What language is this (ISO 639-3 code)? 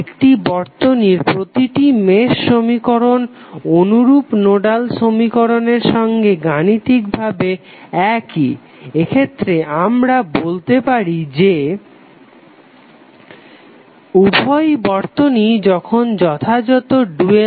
ben